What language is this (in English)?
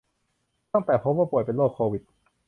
Thai